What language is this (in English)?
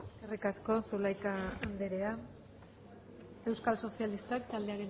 Basque